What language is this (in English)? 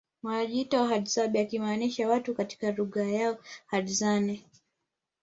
Swahili